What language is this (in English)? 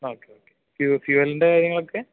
Malayalam